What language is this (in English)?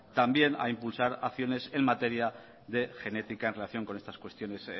Spanish